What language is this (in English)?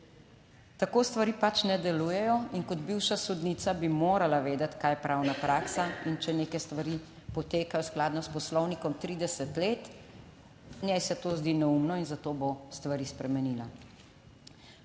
Slovenian